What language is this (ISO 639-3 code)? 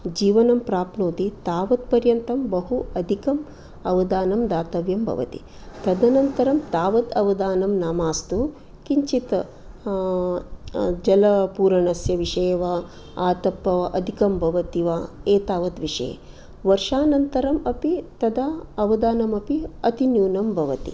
san